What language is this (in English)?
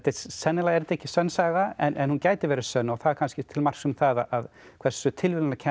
Icelandic